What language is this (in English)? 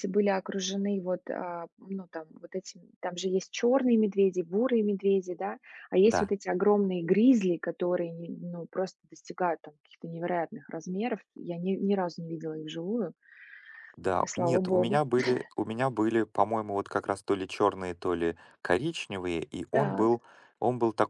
Russian